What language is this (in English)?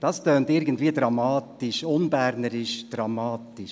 Swiss German